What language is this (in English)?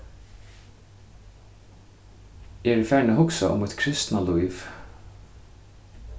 Faroese